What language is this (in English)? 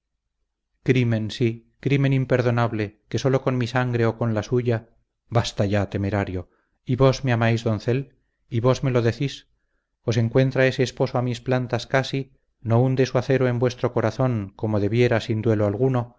Spanish